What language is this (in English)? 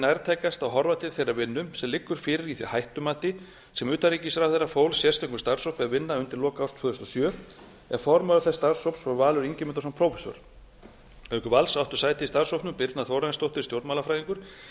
Icelandic